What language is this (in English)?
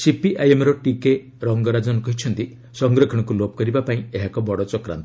Odia